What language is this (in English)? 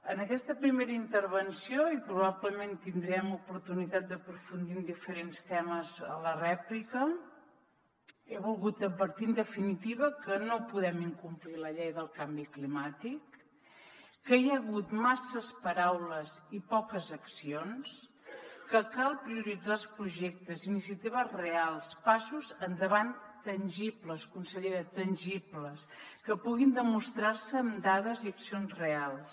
Catalan